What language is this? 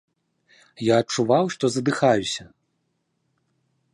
Belarusian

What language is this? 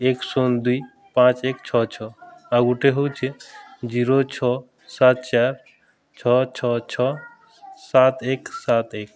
Odia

